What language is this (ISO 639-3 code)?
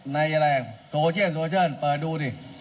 tha